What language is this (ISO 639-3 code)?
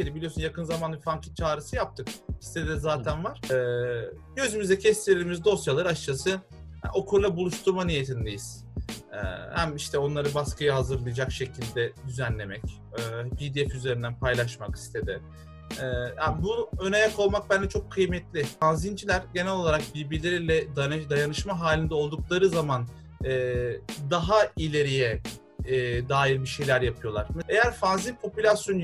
tur